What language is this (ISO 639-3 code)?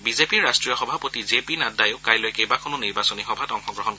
asm